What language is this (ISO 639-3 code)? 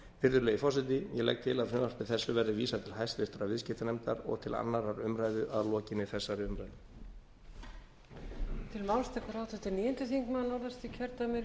isl